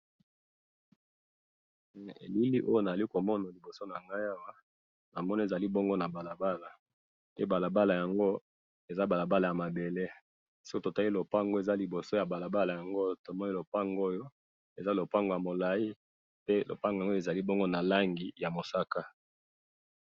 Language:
Lingala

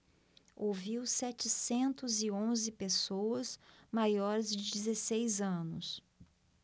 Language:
Portuguese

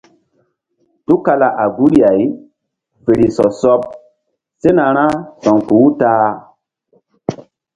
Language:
Mbum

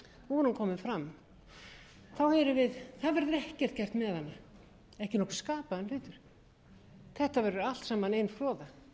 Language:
Icelandic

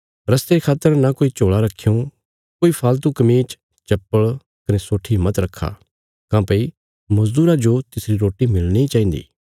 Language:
Bilaspuri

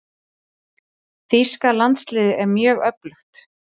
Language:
Icelandic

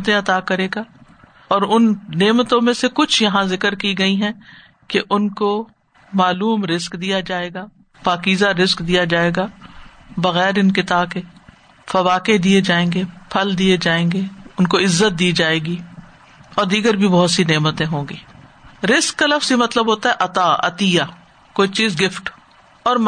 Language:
Urdu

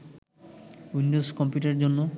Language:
Bangla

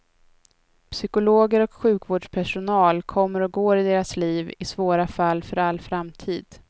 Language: Swedish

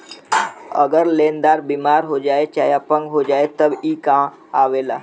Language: Bhojpuri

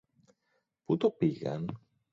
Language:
Greek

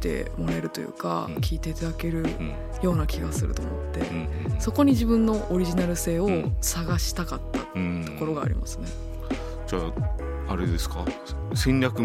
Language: Japanese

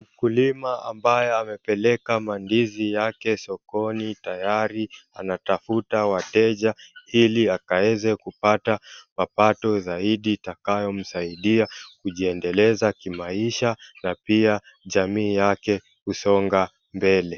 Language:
Swahili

